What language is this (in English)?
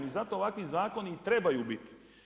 Croatian